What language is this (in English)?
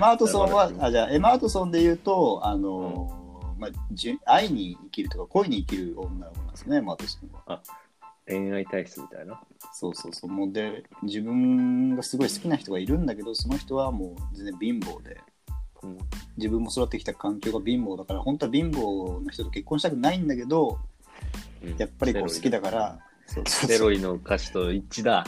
Japanese